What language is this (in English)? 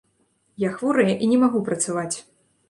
Belarusian